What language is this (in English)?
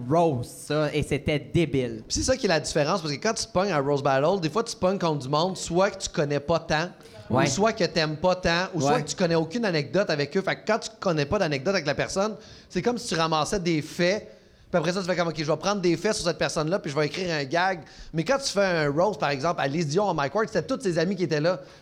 French